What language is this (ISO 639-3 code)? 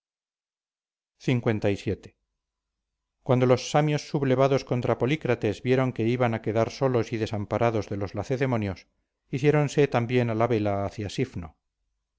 spa